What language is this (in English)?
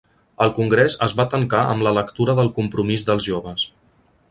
Catalan